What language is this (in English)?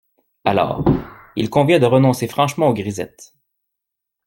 French